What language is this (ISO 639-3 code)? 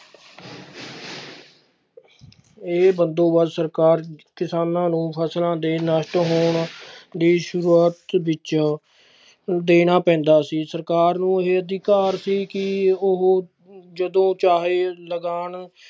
pan